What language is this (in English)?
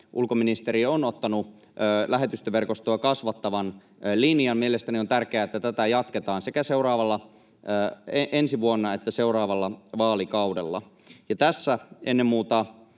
Finnish